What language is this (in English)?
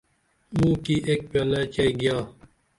Dameli